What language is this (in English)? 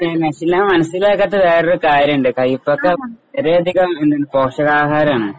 Malayalam